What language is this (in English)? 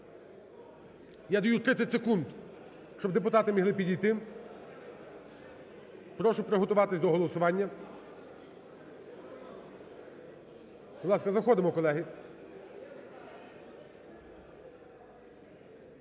Ukrainian